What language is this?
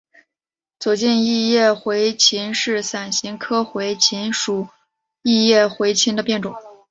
Chinese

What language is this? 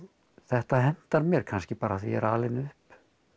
Icelandic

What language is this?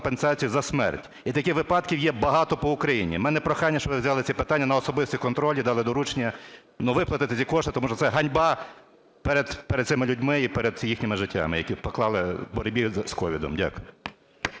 Ukrainian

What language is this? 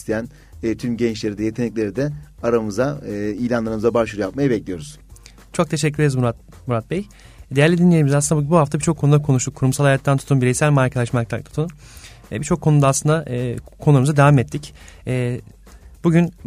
Turkish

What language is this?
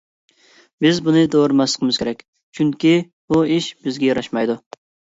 Uyghur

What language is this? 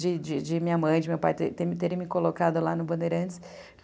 Portuguese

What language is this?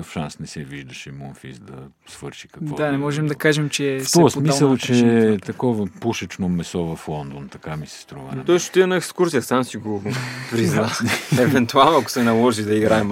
Bulgarian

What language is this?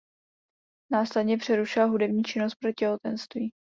Czech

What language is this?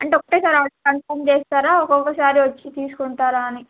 Telugu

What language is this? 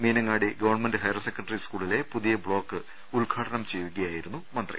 Malayalam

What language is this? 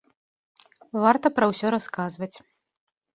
Belarusian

